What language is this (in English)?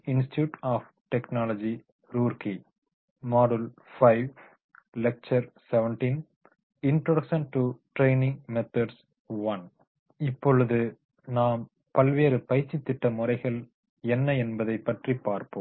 Tamil